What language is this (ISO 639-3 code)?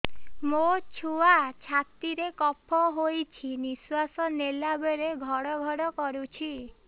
ori